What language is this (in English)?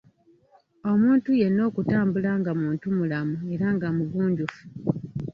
Ganda